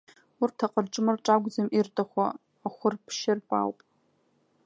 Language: Abkhazian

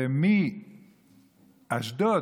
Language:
Hebrew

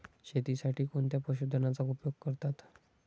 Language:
Marathi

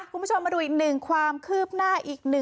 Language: Thai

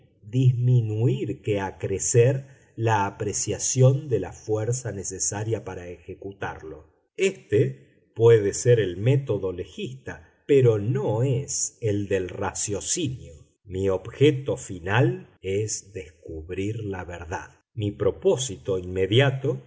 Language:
Spanish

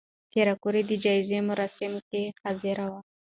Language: Pashto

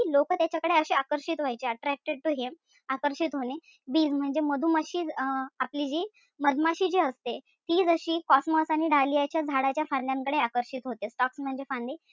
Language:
Marathi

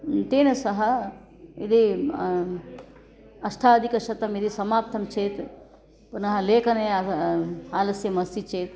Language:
Sanskrit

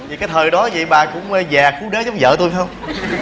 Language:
Vietnamese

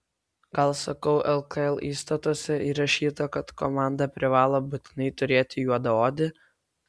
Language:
Lithuanian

